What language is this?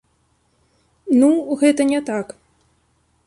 Belarusian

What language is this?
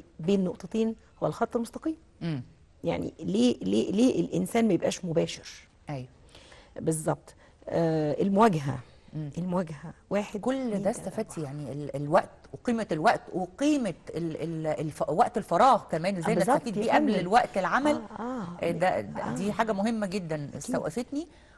Arabic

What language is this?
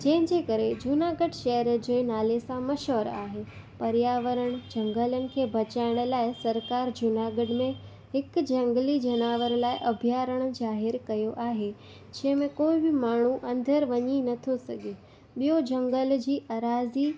Sindhi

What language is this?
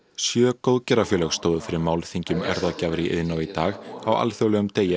Icelandic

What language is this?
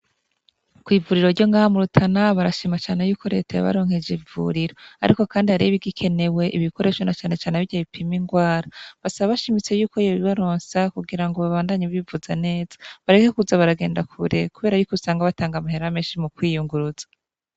Rundi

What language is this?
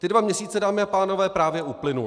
Czech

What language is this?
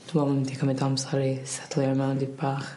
Welsh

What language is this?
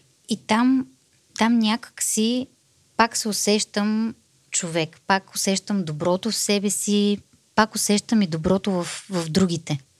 Bulgarian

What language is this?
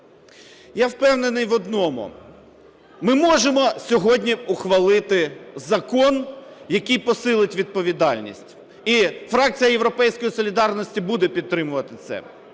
Ukrainian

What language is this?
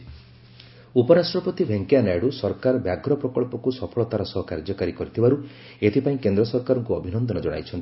Odia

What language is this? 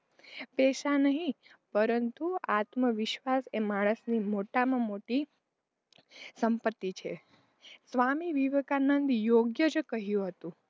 Gujarati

